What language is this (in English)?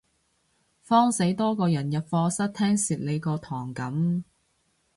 Cantonese